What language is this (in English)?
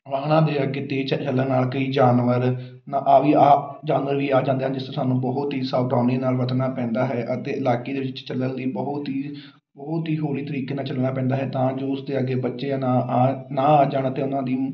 Punjabi